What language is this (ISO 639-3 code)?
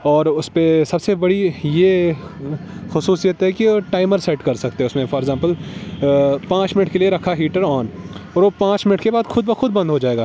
urd